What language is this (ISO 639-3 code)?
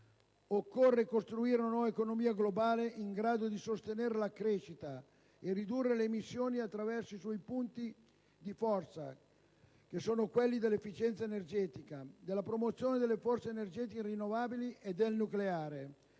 ita